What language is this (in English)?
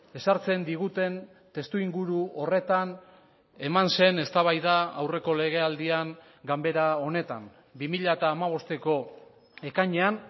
Basque